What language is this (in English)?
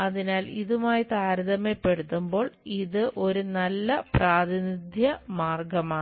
Malayalam